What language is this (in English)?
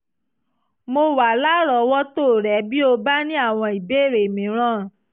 Yoruba